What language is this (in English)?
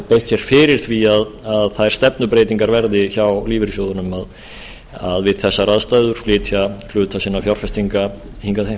Icelandic